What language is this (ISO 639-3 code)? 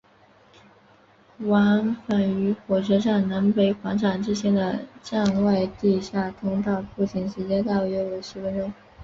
zho